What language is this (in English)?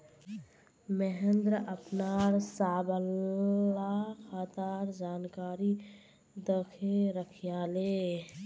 Magahi